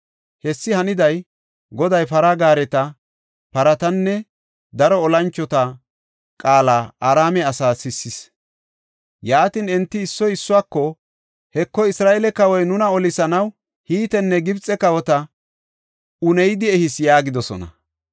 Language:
Gofa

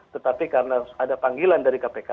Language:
Indonesian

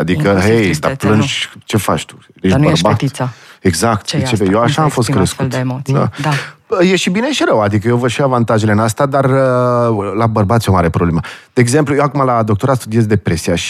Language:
Romanian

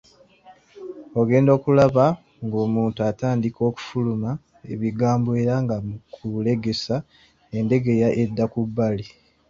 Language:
Ganda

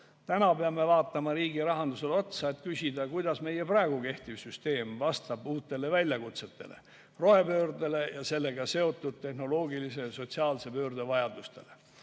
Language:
Estonian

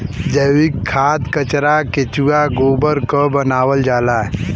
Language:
Bhojpuri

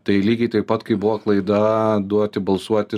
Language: Lithuanian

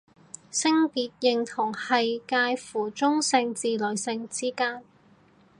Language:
Cantonese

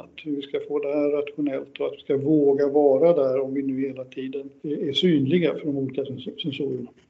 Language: Swedish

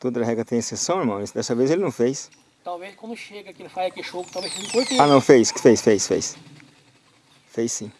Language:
Portuguese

